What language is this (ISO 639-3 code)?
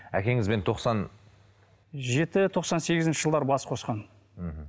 kaz